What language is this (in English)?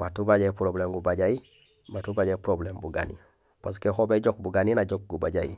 Gusilay